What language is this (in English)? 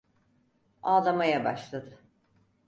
Turkish